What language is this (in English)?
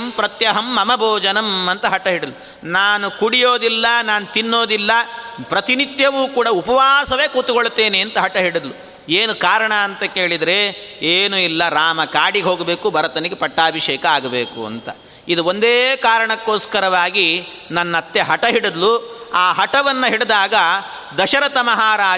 Kannada